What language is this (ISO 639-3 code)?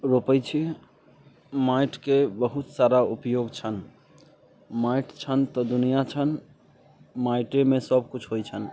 mai